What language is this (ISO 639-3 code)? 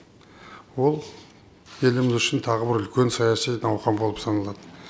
kaz